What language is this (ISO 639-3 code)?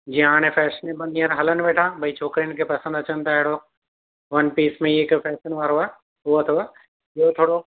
snd